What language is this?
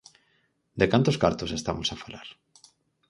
Galician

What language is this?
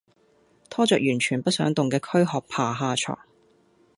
Cantonese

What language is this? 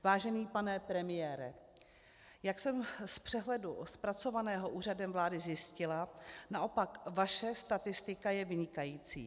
Czech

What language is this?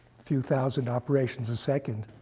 English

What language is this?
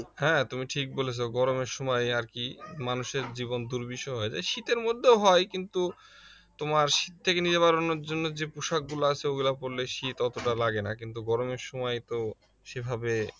Bangla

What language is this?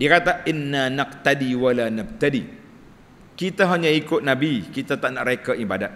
Malay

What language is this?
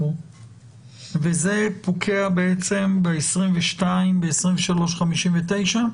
Hebrew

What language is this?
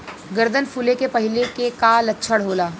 Bhojpuri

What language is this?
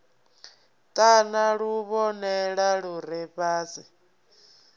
Venda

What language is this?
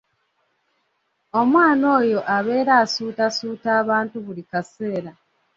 Ganda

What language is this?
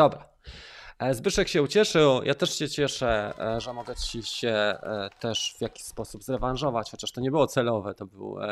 Polish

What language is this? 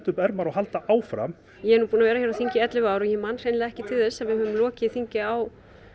Icelandic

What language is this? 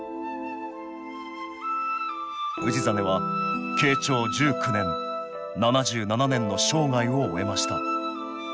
Japanese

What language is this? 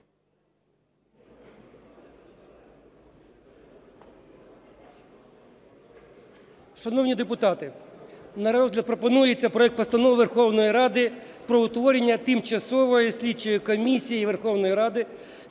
Ukrainian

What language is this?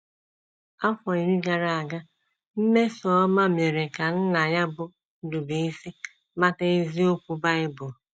Igbo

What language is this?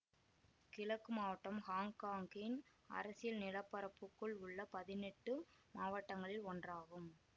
Tamil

